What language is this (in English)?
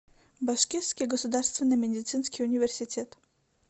Russian